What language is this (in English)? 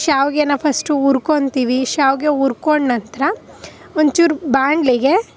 Kannada